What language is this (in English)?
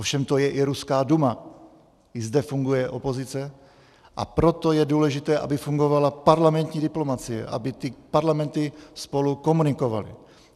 Czech